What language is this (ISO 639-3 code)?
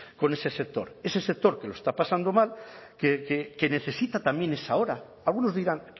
spa